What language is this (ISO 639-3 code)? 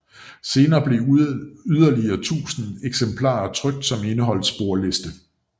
dan